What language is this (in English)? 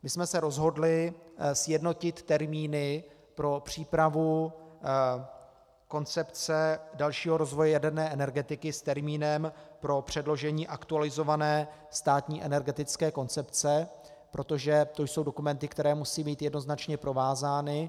Czech